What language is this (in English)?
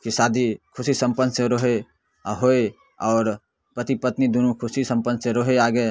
Maithili